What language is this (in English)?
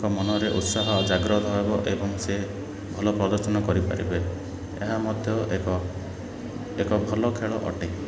Odia